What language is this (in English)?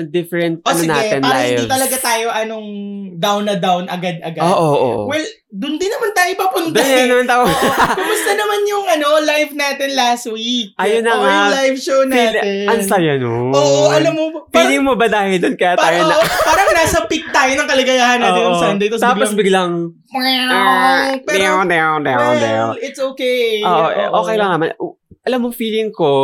Filipino